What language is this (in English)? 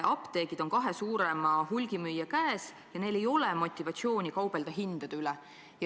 Estonian